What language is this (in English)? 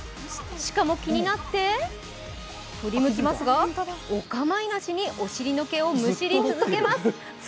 Japanese